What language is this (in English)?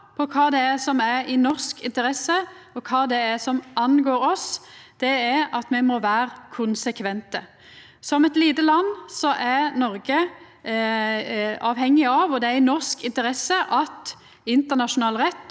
Norwegian